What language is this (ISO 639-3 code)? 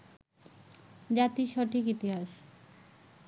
ben